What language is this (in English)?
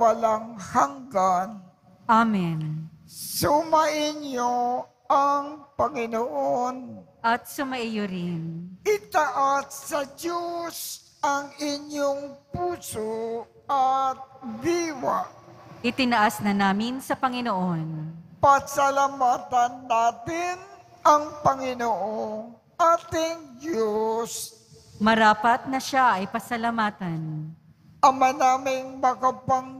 Filipino